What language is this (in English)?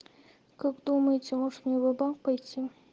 Russian